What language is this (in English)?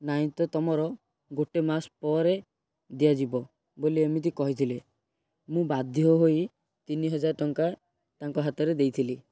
Odia